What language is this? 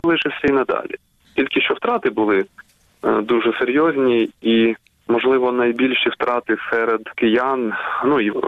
Ukrainian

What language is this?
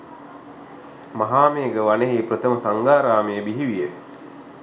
Sinhala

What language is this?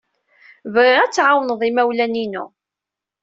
Kabyle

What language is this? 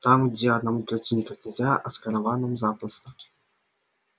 Russian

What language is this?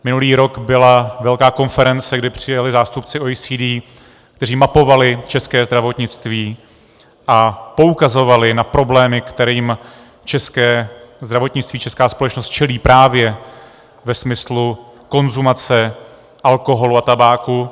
Czech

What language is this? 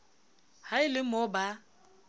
Southern Sotho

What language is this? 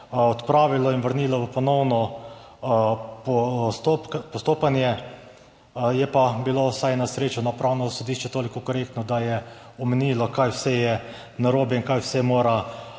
Slovenian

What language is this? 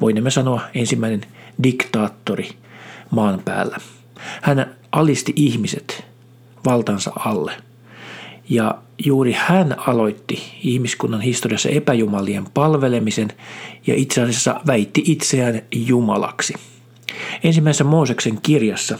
Finnish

